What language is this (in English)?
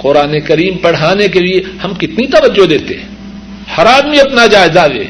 Urdu